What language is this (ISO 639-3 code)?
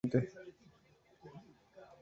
spa